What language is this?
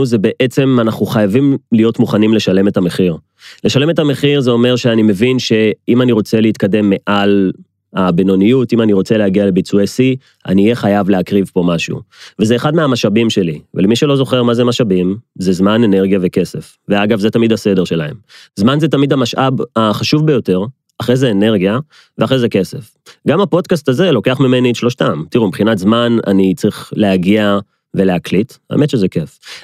Hebrew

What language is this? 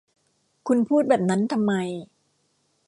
Thai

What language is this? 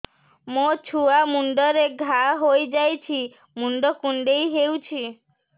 Odia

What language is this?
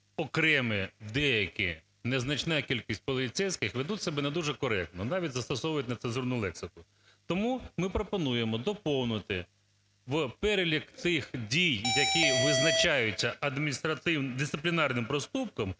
Ukrainian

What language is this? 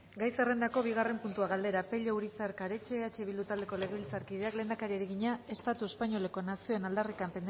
Basque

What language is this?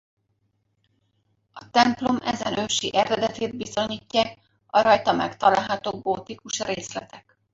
Hungarian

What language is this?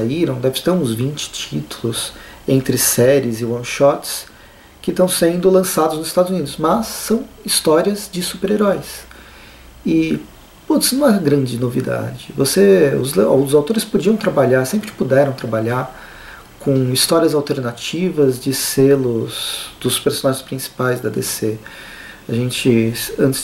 Portuguese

